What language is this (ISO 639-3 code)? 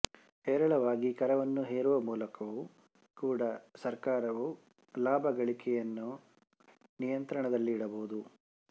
kan